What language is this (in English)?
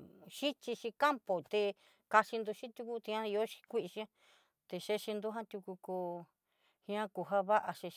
Southeastern Nochixtlán Mixtec